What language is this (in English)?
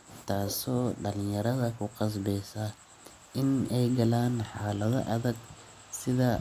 Somali